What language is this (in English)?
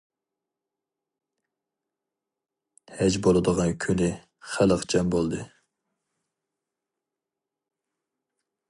Uyghur